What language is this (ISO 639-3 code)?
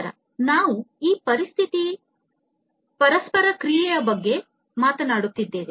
kan